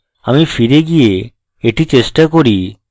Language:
Bangla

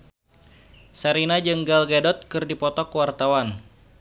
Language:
Sundanese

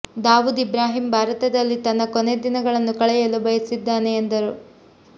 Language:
Kannada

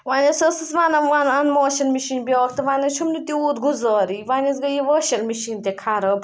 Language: Kashmiri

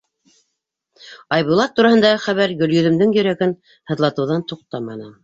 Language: Bashkir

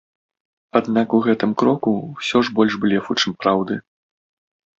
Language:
Belarusian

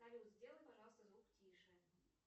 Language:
Russian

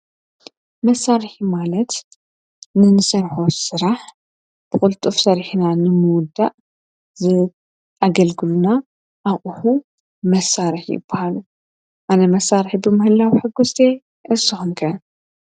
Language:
Tigrinya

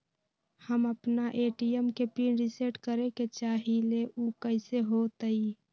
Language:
Magahi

